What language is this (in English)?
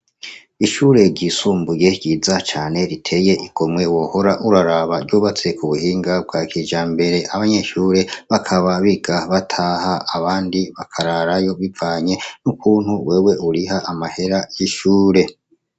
Rundi